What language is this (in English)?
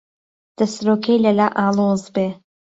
Central Kurdish